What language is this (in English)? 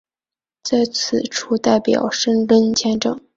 Chinese